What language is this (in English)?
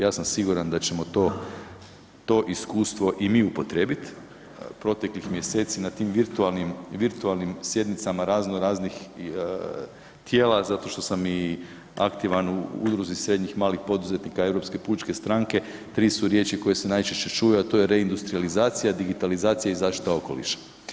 Croatian